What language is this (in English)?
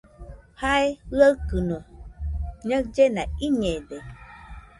Nüpode Huitoto